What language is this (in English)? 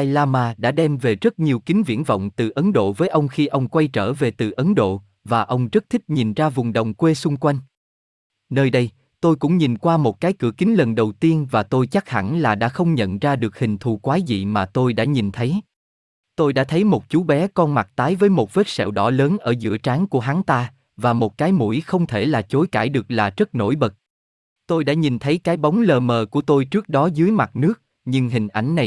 Vietnamese